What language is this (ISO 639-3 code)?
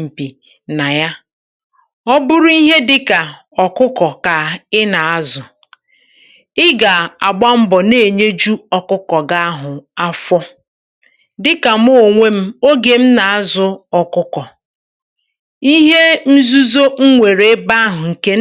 ibo